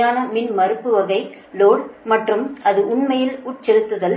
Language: Tamil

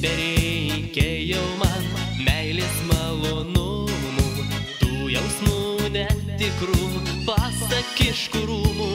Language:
Romanian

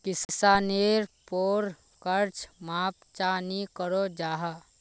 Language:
Magahi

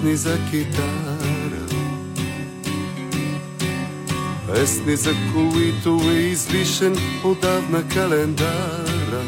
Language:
Bulgarian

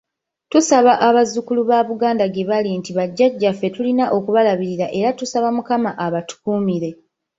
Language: Ganda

